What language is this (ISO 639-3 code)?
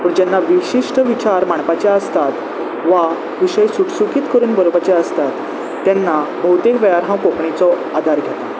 kok